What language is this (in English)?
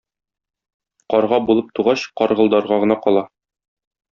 Tatar